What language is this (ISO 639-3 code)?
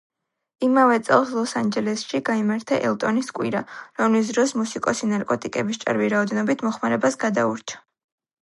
kat